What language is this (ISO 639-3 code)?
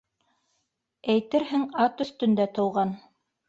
bak